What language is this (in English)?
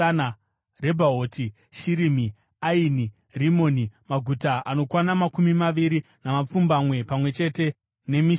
Shona